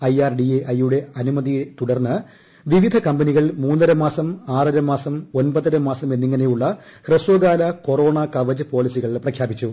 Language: Malayalam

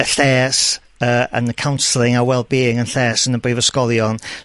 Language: Welsh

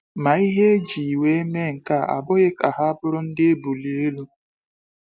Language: Igbo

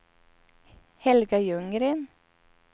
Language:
Swedish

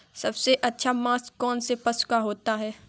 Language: Hindi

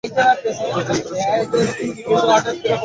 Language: Bangla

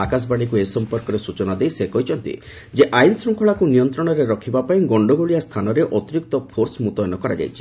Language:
Odia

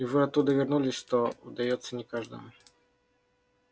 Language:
Russian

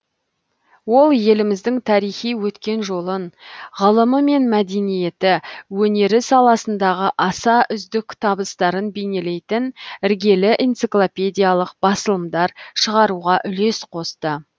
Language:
Kazakh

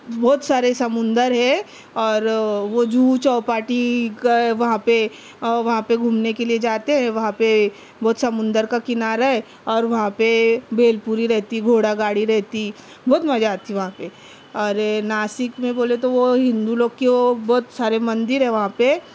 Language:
Urdu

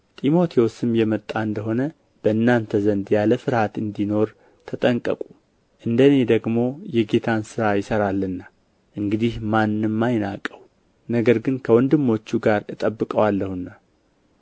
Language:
Amharic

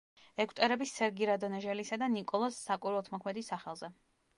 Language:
Georgian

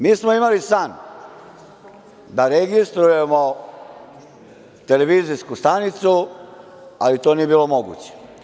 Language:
Serbian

